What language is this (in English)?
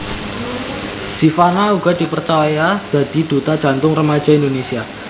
Javanese